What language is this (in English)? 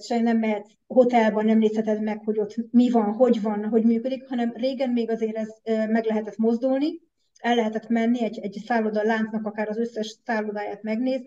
Hungarian